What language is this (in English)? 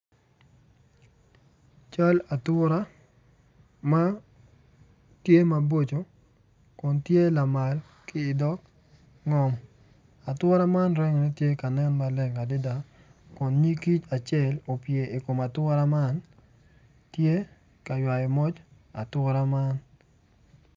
Acoli